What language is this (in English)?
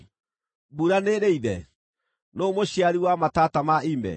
Kikuyu